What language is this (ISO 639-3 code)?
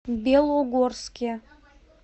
rus